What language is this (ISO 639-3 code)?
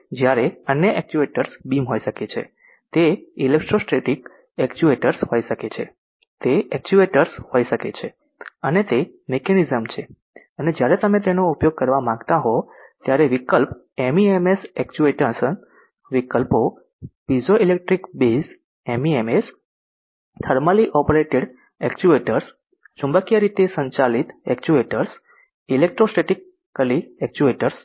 guj